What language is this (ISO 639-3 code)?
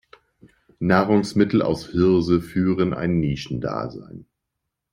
deu